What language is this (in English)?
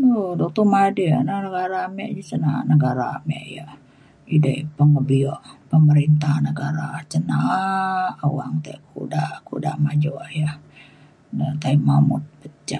Mainstream Kenyah